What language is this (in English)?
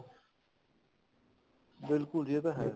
Punjabi